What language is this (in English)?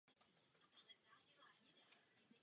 Czech